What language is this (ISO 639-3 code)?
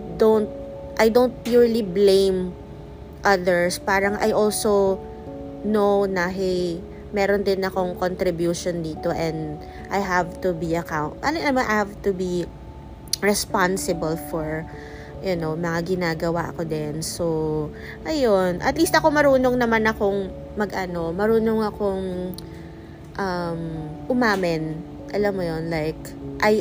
fil